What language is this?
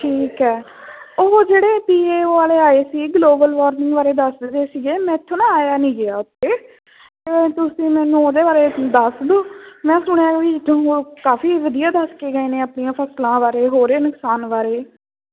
Punjabi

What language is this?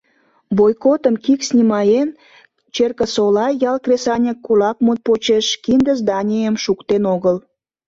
Mari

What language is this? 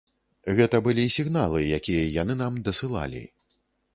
Belarusian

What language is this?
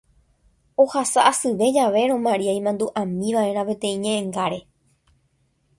Guarani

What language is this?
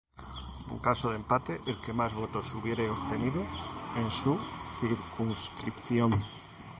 Spanish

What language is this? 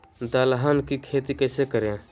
Magahi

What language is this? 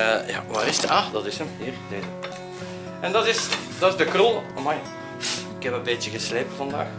Dutch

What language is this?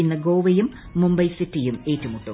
Malayalam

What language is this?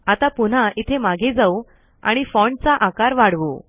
Marathi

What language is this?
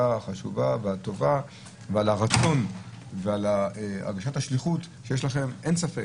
Hebrew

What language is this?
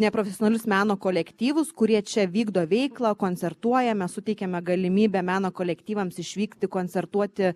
Lithuanian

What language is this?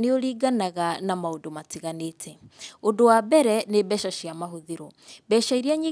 Kikuyu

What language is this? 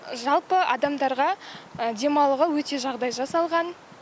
Kazakh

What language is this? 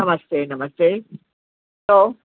Sindhi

